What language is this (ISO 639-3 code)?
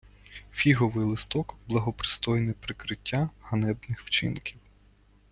ukr